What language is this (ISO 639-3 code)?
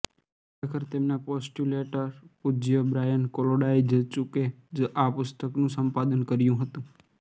guj